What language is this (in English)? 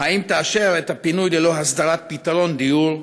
Hebrew